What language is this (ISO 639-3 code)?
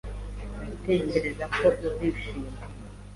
kin